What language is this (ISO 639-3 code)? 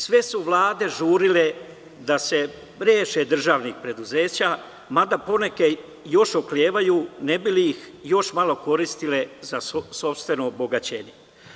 srp